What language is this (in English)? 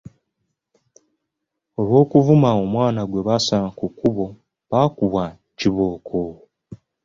Ganda